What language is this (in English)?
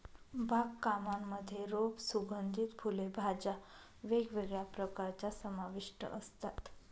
Marathi